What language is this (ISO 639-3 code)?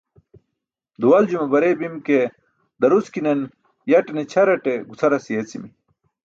bsk